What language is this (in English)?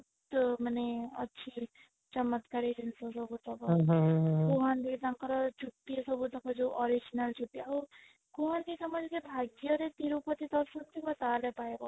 Odia